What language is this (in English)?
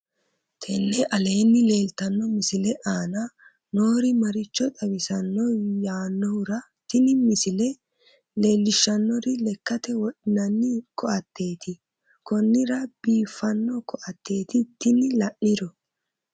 Sidamo